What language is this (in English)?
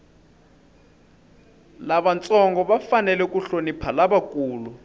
Tsonga